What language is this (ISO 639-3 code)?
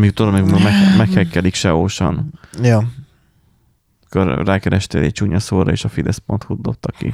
hun